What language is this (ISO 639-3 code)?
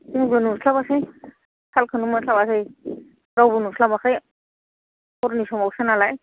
brx